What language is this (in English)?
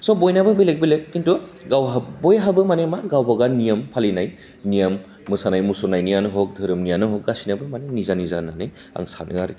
Bodo